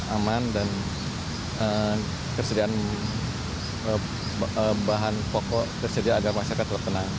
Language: Indonesian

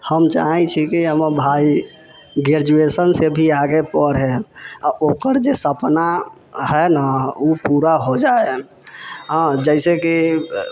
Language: Maithili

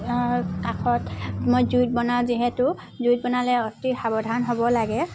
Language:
Assamese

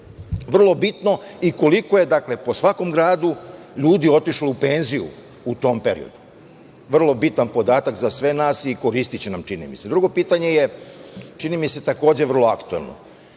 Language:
Serbian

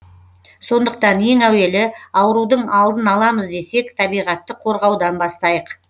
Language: Kazakh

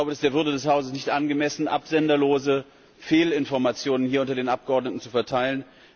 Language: German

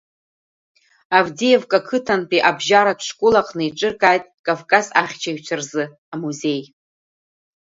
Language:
Abkhazian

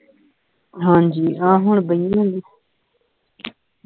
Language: Punjabi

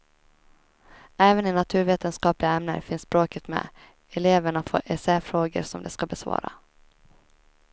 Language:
Swedish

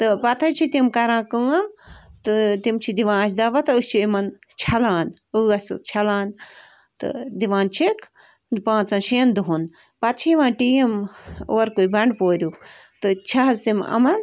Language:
Kashmiri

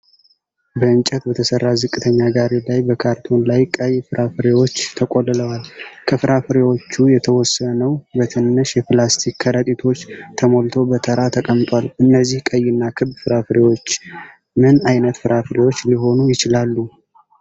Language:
Amharic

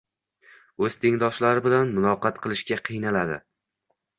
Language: Uzbek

